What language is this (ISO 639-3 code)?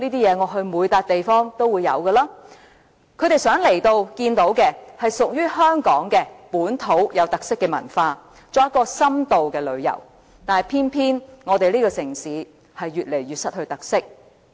yue